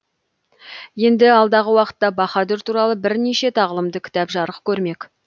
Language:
Kazakh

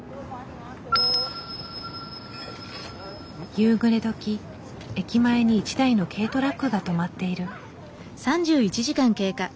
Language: Japanese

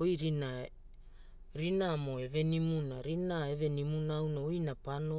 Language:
Hula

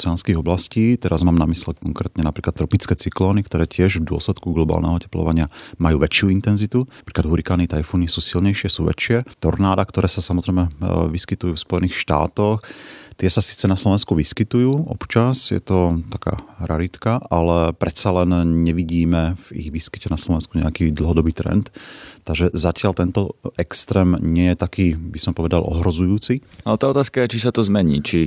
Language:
Slovak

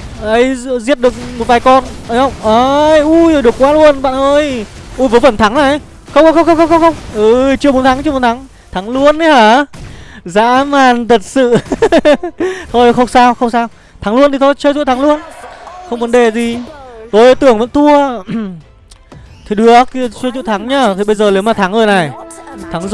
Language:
Vietnamese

